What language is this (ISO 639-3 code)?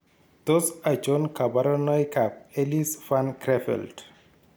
kln